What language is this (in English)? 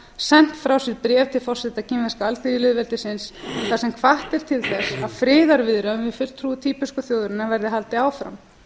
Icelandic